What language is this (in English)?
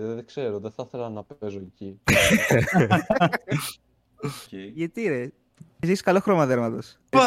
Greek